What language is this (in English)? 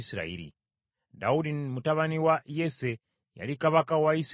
Ganda